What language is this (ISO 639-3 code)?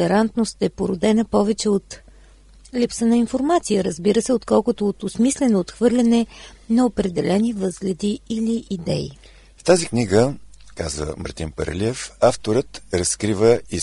bul